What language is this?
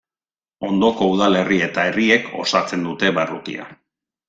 Basque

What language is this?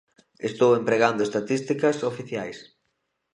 Galician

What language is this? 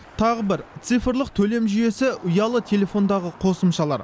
Kazakh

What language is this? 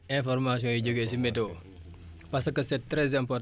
Wolof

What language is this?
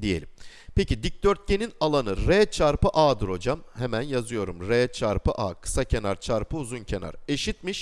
Turkish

